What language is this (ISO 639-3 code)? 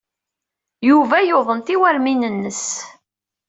kab